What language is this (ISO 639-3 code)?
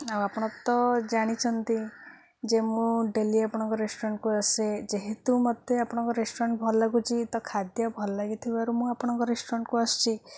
ori